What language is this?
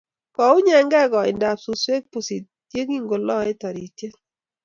Kalenjin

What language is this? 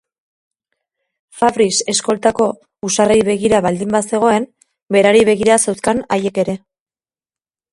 Basque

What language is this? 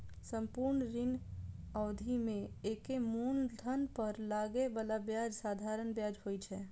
Maithili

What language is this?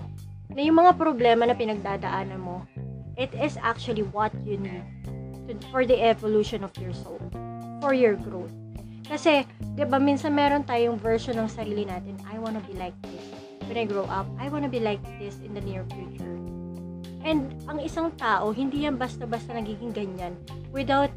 Filipino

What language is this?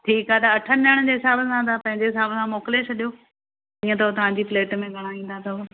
Sindhi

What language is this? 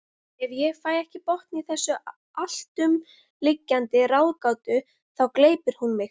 Icelandic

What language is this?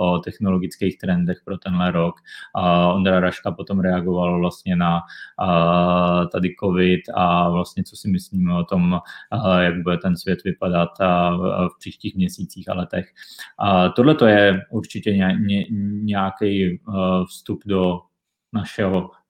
Czech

